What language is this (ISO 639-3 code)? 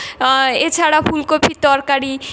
ben